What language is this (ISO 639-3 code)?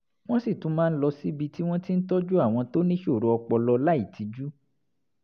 yor